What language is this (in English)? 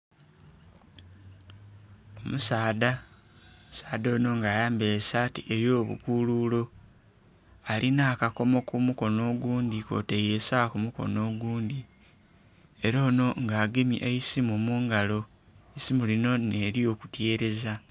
Soga